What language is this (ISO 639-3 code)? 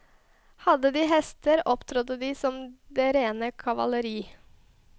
nor